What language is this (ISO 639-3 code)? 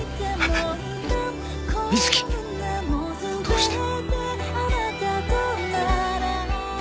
jpn